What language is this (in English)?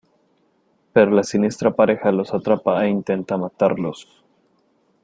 Spanish